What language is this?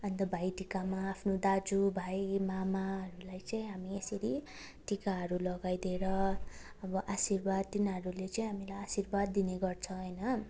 Nepali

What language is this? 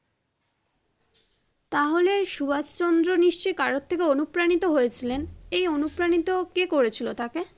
Bangla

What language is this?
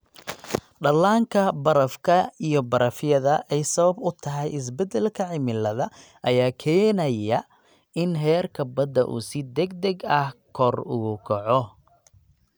Somali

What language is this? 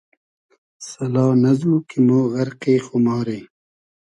Hazaragi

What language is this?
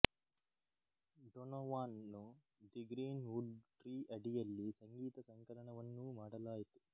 Kannada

